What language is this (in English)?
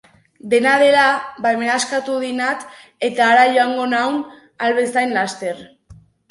Basque